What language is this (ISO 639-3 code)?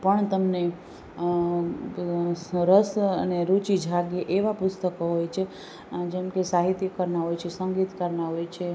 guj